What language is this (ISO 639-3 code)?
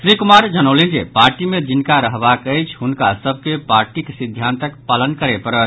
mai